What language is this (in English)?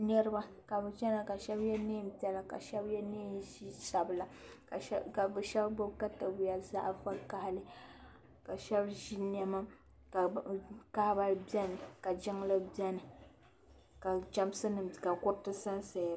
Dagbani